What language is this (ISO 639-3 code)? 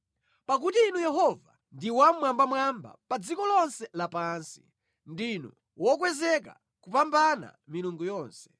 nya